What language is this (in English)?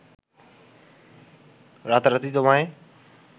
Bangla